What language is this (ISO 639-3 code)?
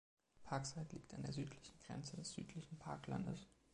deu